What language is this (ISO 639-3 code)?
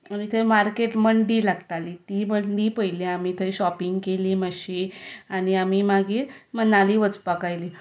kok